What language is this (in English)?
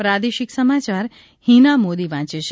Gujarati